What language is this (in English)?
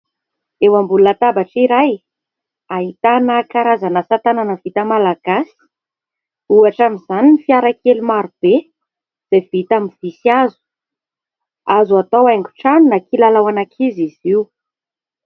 Malagasy